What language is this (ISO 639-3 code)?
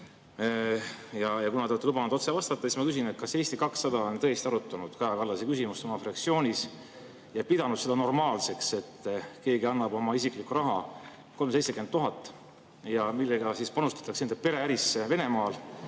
est